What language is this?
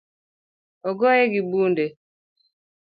Luo (Kenya and Tanzania)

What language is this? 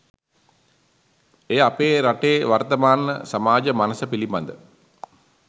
Sinhala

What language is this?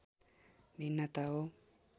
Nepali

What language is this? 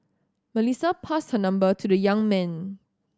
English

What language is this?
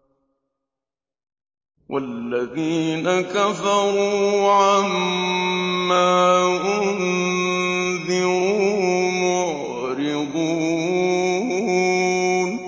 Arabic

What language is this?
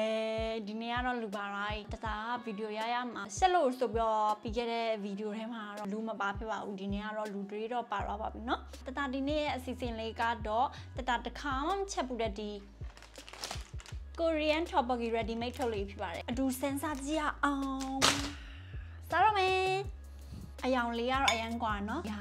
Thai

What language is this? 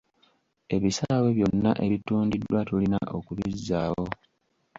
Ganda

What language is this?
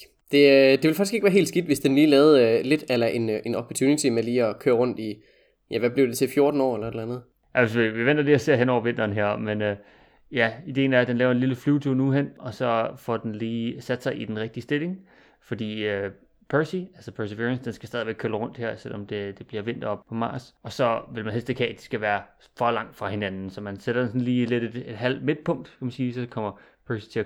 Danish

